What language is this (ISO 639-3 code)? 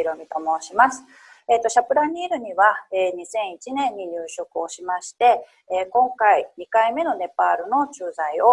jpn